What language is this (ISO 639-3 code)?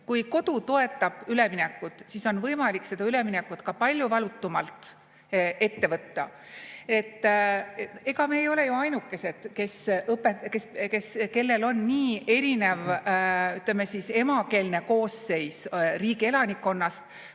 est